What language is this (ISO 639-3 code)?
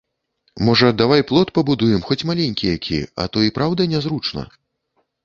bel